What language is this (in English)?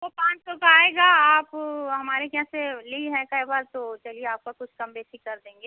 Hindi